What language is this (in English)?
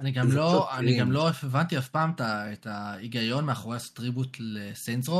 Hebrew